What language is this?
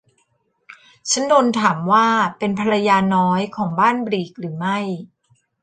Thai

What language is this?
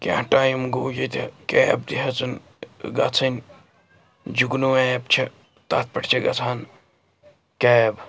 Kashmiri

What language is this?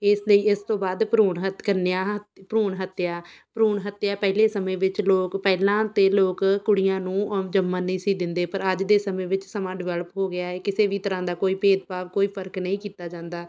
Punjabi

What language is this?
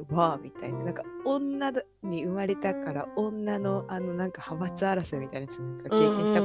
Japanese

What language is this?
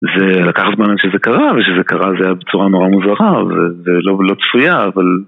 Hebrew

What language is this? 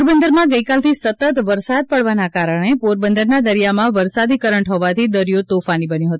Gujarati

